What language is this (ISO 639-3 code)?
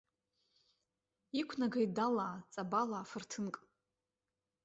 abk